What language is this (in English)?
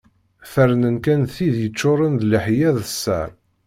Kabyle